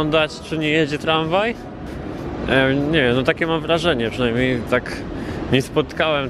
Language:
Polish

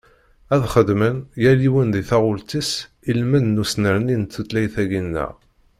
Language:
Kabyle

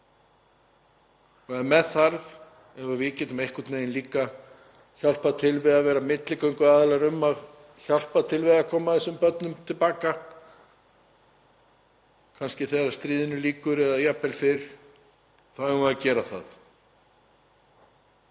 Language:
Icelandic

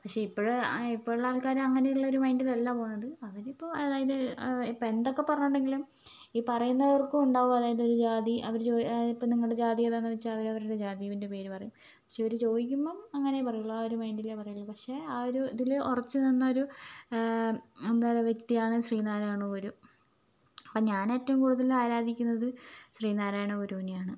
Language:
Malayalam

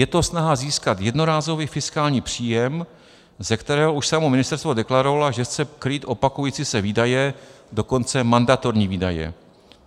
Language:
Czech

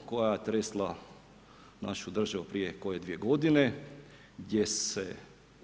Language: Croatian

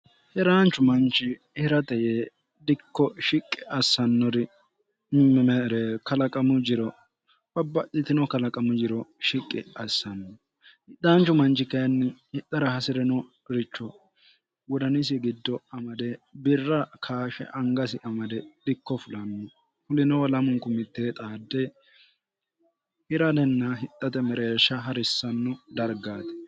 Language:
Sidamo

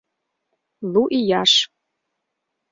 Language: Mari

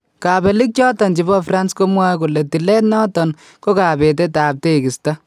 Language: Kalenjin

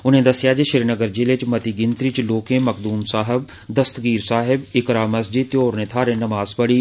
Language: Dogri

